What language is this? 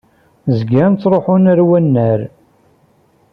Kabyle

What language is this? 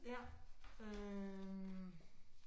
Danish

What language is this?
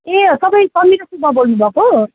Nepali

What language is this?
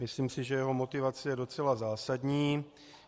Czech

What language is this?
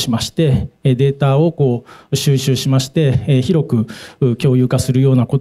Japanese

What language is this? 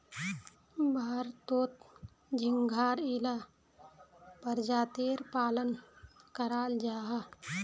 Magahi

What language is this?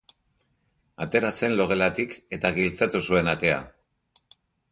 Basque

